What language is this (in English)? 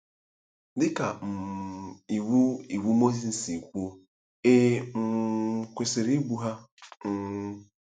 Igbo